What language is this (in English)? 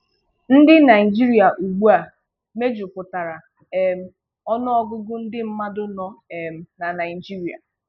Igbo